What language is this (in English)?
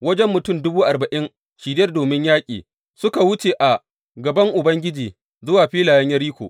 Hausa